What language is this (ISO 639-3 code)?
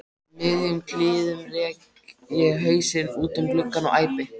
isl